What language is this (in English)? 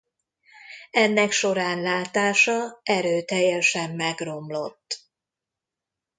Hungarian